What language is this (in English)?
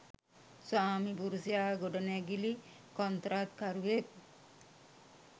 Sinhala